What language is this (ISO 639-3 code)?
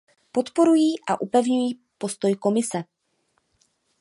ces